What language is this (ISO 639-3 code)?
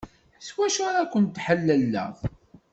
kab